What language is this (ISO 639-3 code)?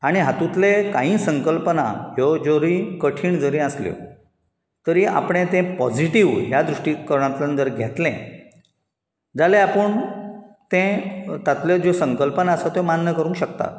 kok